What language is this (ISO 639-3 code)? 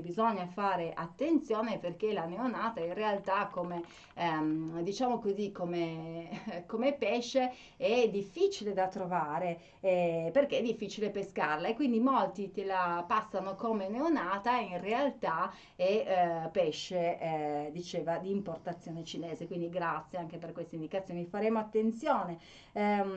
ita